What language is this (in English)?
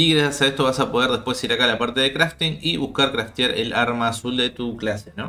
Spanish